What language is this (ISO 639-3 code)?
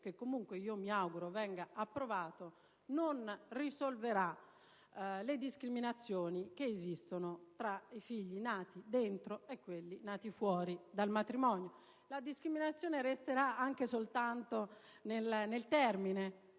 ita